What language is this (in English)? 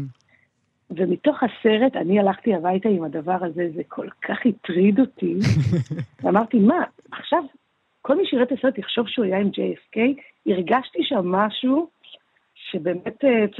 Hebrew